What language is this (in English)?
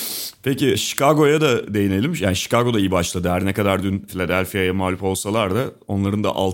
Turkish